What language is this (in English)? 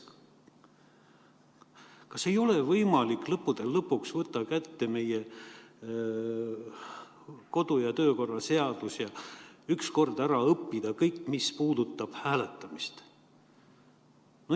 Estonian